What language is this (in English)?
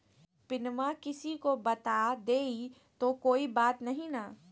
Magahi